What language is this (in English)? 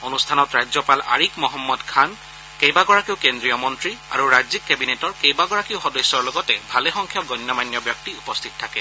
Assamese